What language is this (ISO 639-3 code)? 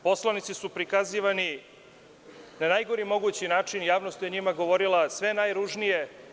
srp